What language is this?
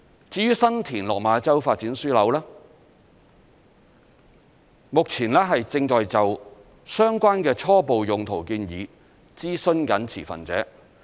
Cantonese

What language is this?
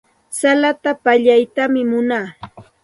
Santa Ana de Tusi Pasco Quechua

